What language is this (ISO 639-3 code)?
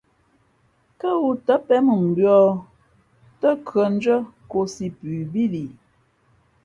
fmp